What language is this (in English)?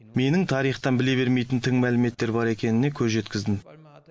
Kazakh